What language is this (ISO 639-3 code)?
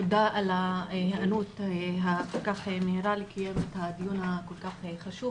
heb